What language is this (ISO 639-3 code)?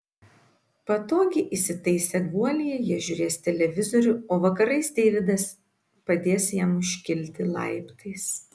lit